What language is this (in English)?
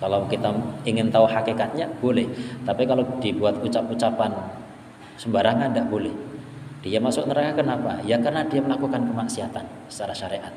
Indonesian